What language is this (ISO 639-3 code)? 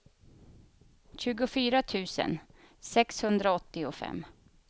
swe